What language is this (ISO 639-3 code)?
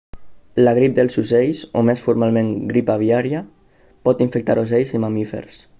cat